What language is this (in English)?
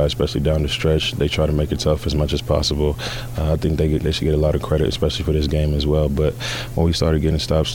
English